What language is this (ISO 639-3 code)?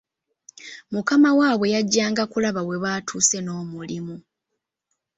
lug